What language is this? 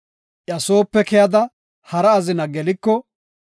Gofa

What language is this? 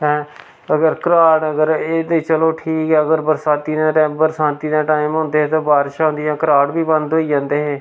Dogri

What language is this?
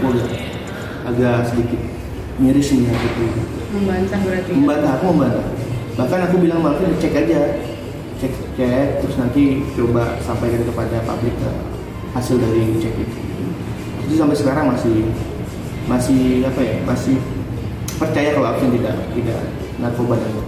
Indonesian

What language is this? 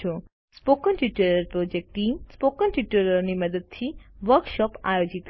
Gujarati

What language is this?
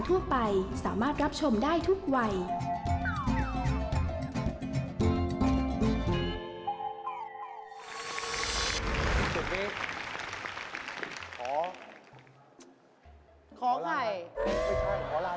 Thai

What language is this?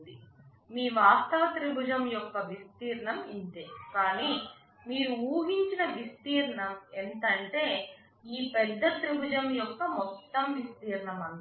Telugu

